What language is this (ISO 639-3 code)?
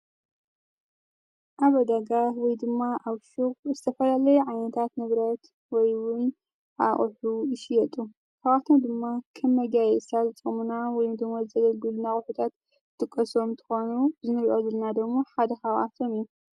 tir